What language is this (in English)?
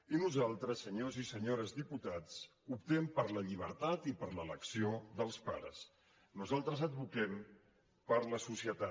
Catalan